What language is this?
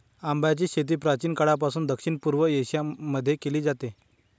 Marathi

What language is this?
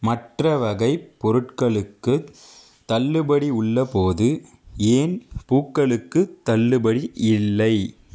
Tamil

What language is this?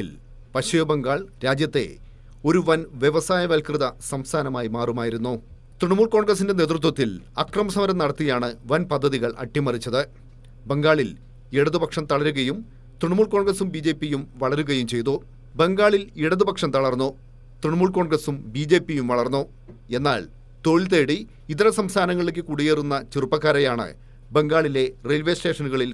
Malayalam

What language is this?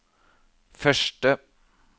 Norwegian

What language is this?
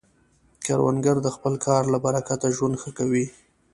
Pashto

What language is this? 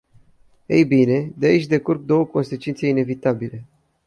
Romanian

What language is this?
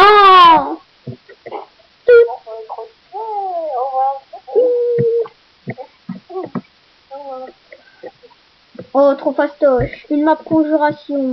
French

